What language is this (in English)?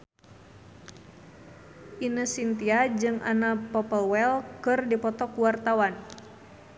Sundanese